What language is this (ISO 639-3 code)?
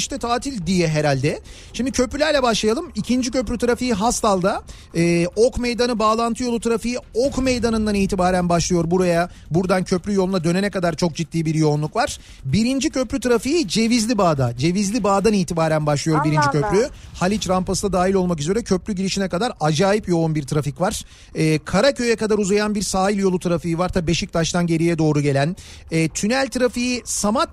tur